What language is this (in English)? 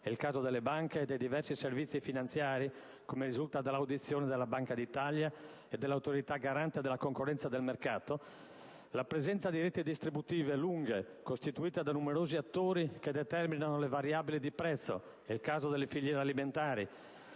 Italian